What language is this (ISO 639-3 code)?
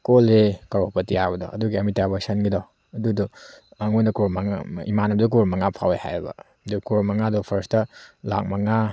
mni